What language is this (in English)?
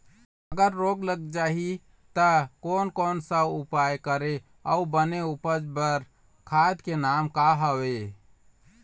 Chhattisgarhi